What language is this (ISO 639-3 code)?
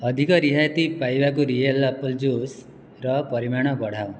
ori